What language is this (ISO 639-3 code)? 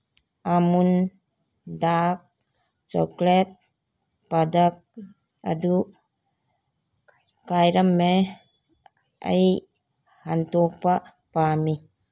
mni